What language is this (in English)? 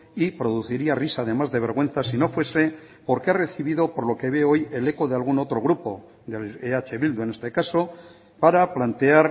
Spanish